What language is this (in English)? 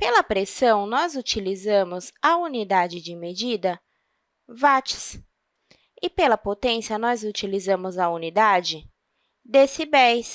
Portuguese